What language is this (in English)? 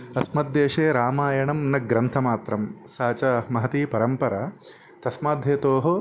Sanskrit